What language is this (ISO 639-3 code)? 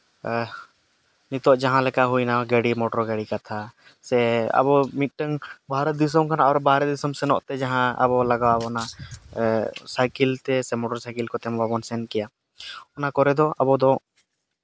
sat